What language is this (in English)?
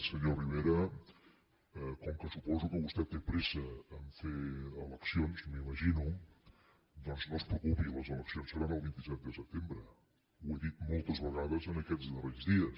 Catalan